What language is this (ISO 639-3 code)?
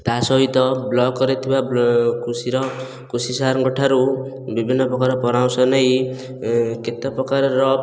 ori